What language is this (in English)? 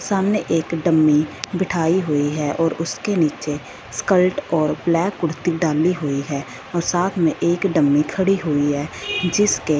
Hindi